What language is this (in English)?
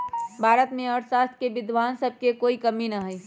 Magahi